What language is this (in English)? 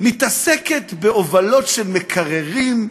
Hebrew